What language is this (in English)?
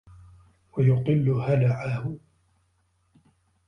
Arabic